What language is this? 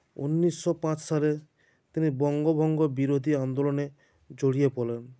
Bangla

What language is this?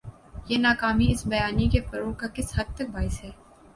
Urdu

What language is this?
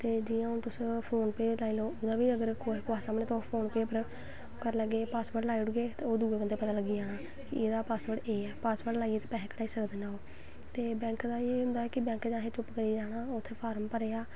Dogri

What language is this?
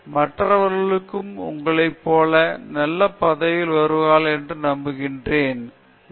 Tamil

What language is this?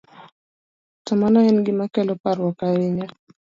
Luo (Kenya and Tanzania)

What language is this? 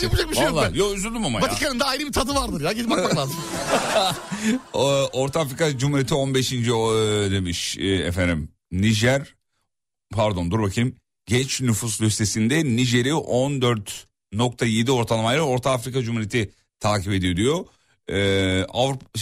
Turkish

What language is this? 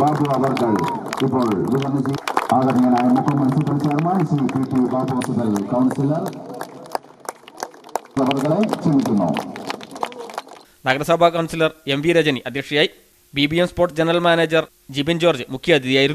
Spanish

